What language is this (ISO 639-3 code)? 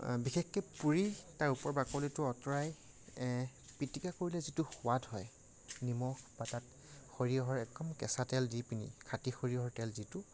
asm